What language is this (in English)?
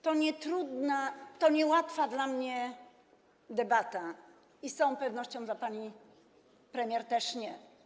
Polish